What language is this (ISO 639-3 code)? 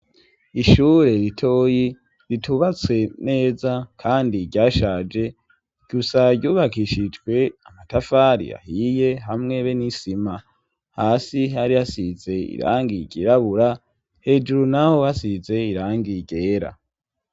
run